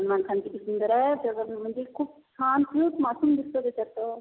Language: Marathi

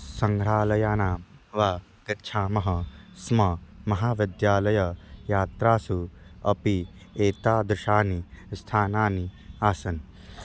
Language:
Sanskrit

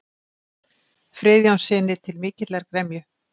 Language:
Icelandic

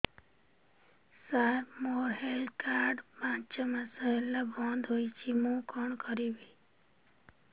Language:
Odia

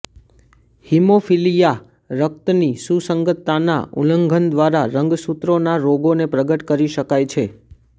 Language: Gujarati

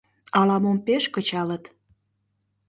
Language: Mari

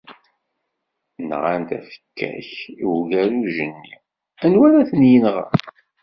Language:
Kabyle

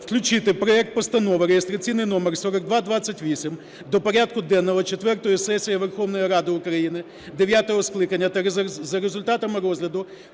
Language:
Ukrainian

